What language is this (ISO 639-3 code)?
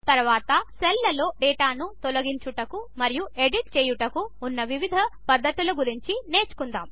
tel